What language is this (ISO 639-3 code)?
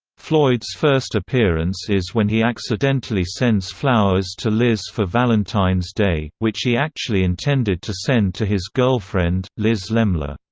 eng